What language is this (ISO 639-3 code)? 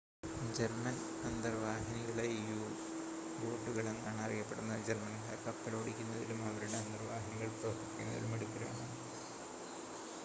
mal